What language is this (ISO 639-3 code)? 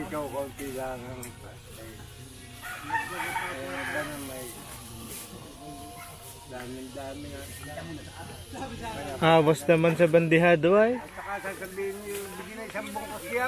fil